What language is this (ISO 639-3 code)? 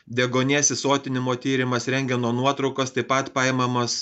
lit